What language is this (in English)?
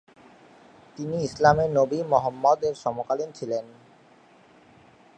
Bangla